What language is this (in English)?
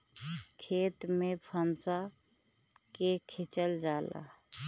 Bhojpuri